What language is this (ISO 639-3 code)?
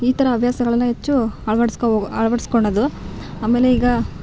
kan